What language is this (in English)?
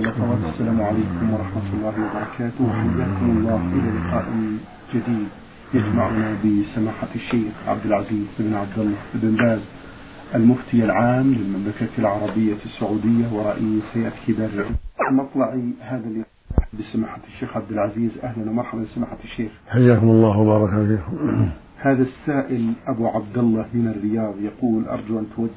Arabic